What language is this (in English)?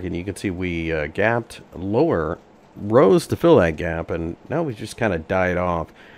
English